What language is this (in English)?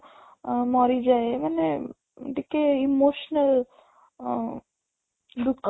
Odia